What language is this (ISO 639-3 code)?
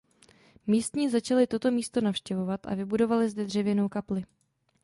ces